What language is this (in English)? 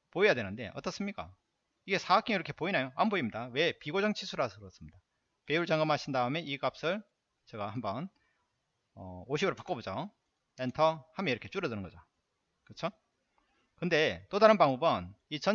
Korean